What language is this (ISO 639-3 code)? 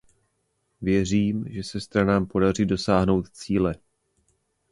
ces